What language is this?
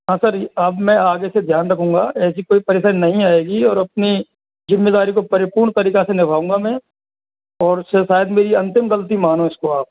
Hindi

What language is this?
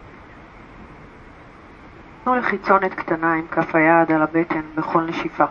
Hebrew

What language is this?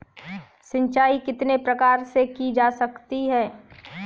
Hindi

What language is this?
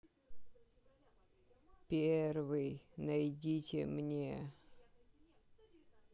Russian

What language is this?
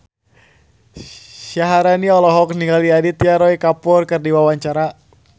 Sundanese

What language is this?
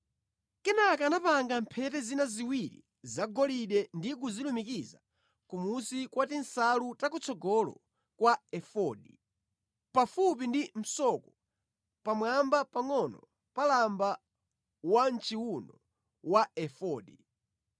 Nyanja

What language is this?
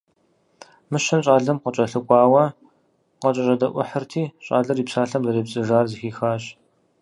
Kabardian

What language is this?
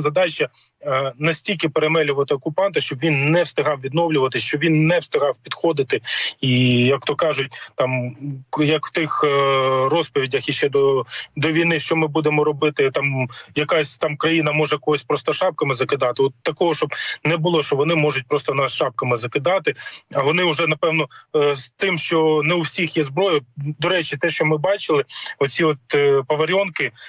Ukrainian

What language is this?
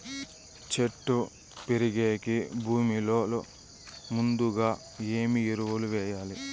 Telugu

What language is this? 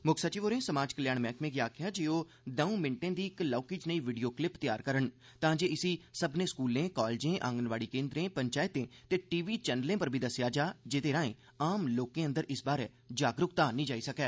Dogri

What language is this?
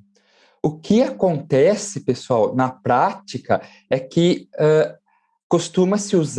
Portuguese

